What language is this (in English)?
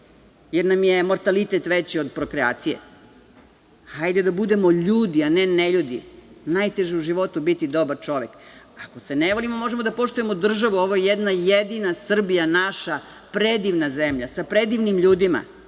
Serbian